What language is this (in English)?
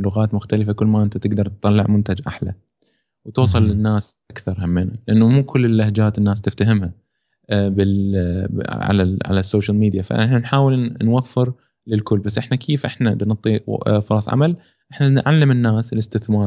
Arabic